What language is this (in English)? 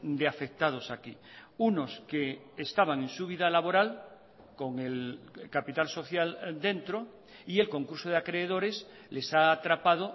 Spanish